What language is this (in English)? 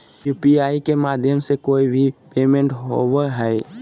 Magahi